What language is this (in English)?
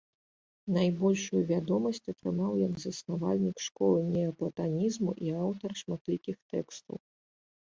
Belarusian